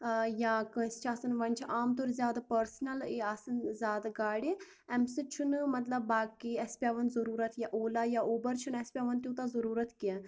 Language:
Kashmiri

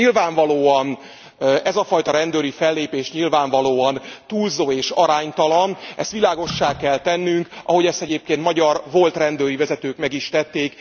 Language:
Hungarian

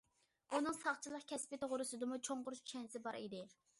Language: Uyghur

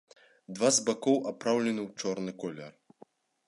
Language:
Belarusian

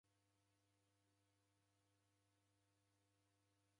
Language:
Taita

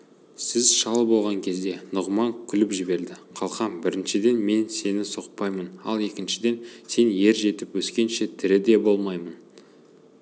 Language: Kazakh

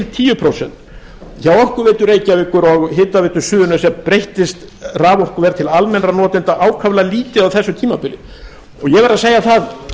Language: Icelandic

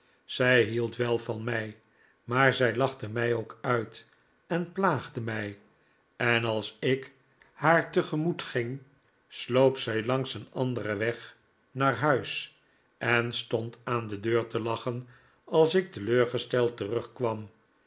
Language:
Dutch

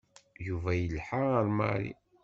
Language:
Kabyle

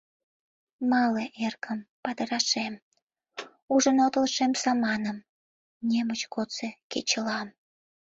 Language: Mari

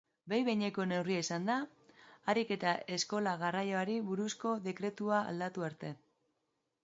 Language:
Basque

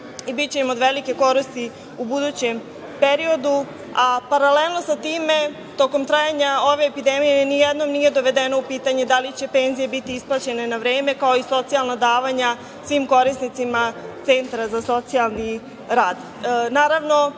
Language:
Serbian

